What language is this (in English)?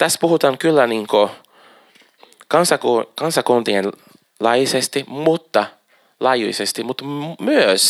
Finnish